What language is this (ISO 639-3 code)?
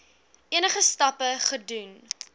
afr